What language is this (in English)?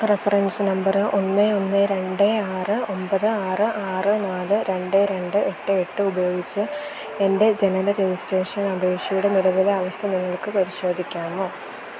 Malayalam